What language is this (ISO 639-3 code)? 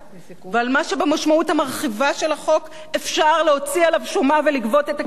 heb